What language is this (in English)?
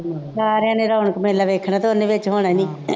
Punjabi